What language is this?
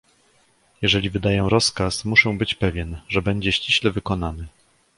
Polish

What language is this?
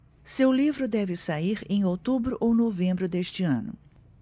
Portuguese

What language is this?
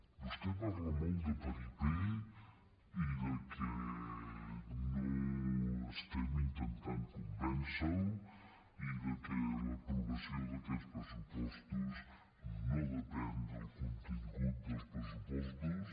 Catalan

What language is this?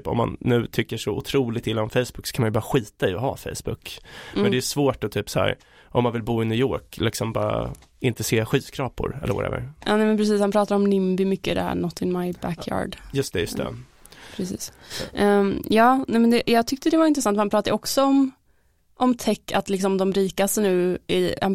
Swedish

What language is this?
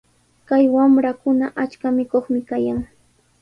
Sihuas Ancash Quechua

